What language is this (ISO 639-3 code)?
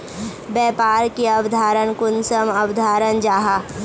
mag